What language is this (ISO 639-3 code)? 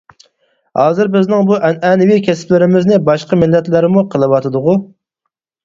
uig